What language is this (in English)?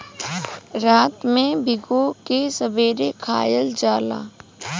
Bhojpuri